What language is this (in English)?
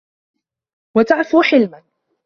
Arabic